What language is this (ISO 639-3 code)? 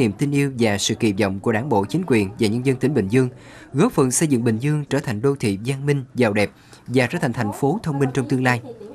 vie